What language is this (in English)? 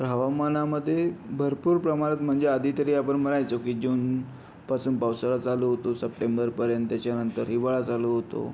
Marathi